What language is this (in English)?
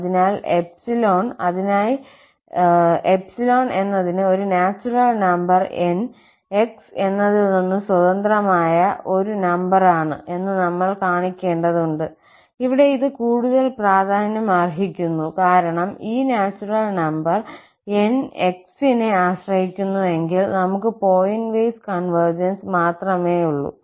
Malayalam